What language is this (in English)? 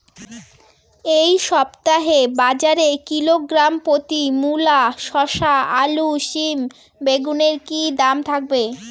Bangla